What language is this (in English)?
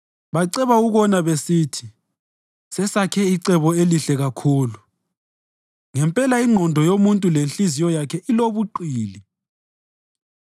North Ndebele